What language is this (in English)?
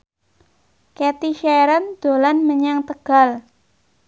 Javanese